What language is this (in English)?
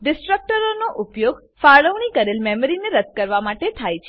Gujarati